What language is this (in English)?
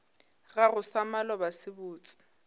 Northern Sotho